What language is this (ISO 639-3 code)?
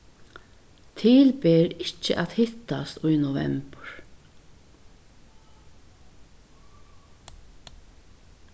fao